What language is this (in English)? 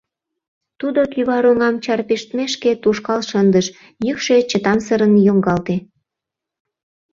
Mari